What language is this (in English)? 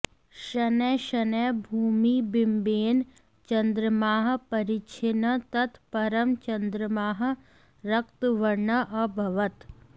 Sanskrit